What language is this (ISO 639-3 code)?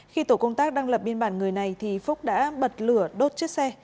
vie